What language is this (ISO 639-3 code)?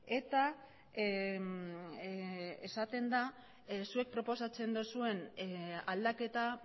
eus